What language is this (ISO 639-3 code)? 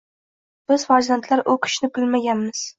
uzb